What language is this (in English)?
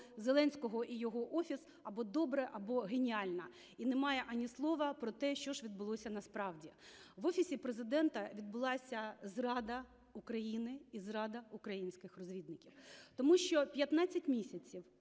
Ukrainian